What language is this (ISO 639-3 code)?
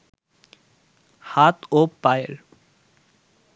ben